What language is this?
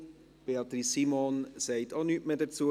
Swiss German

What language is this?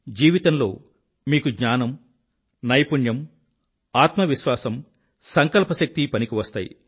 Telugu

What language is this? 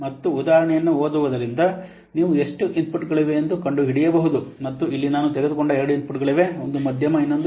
Kannada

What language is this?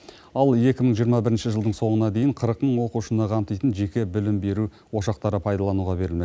Kazakh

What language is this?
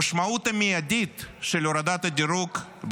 Hebrew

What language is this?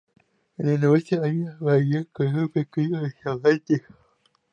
Spanish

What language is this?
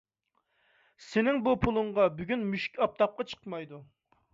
Uyghur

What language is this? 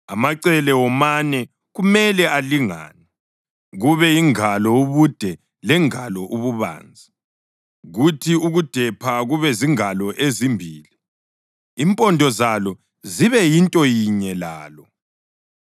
North Ndebele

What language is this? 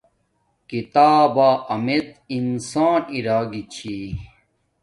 Domaaki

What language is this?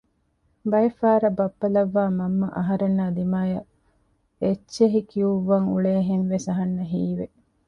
Divehi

